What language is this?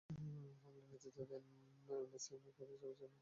Bangla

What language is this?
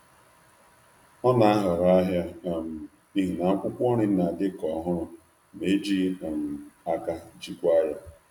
Igbo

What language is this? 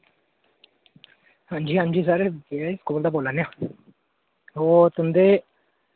Dogri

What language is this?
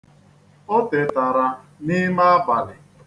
Igbo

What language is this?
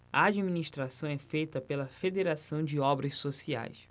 Portuguese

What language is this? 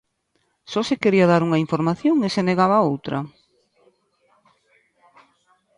Galician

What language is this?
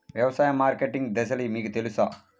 Telugu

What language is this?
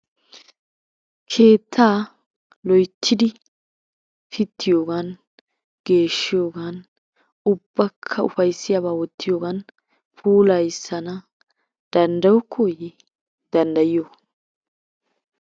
Wolaytta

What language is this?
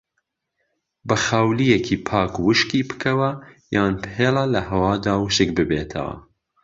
Central Kurdish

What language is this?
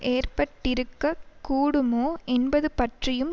Tamil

